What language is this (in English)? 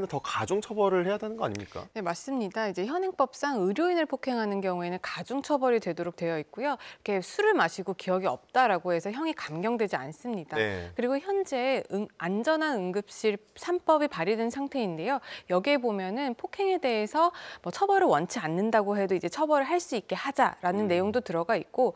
Korean